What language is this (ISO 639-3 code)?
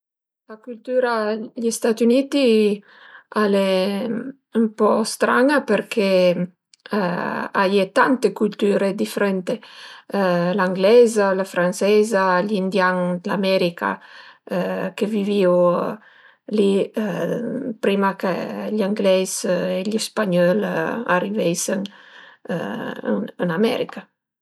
pms